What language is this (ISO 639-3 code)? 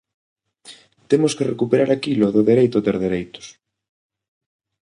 glg